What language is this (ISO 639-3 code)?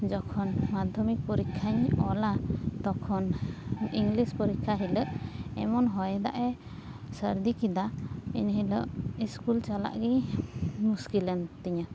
sat